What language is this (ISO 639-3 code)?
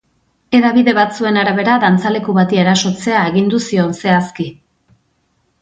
eus